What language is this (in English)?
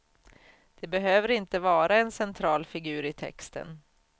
Swedish